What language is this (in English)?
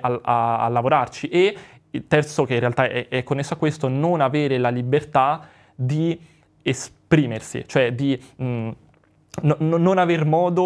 Italian